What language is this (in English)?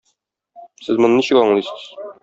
Tatar